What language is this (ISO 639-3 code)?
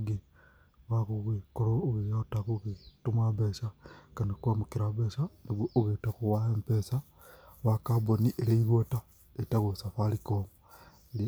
kik